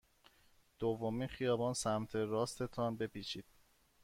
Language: Persian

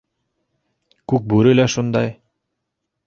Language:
Bashkir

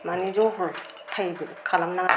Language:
Bodo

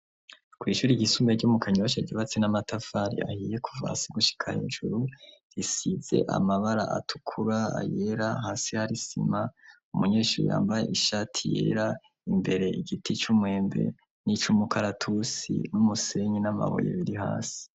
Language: Rundi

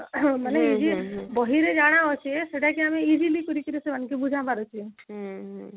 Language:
Odia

